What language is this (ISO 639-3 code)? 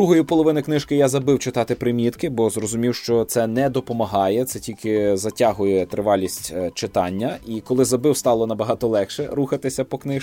ukr